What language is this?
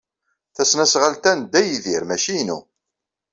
Kabyle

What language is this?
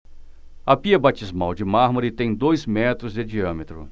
Portuguese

